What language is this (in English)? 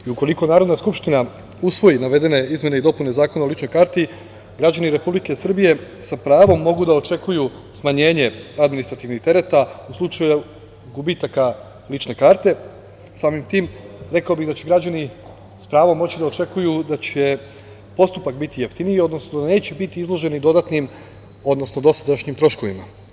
Serbian